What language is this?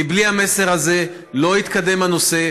Hebrew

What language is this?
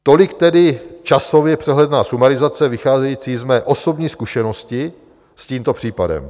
Czech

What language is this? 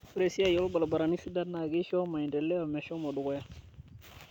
Masai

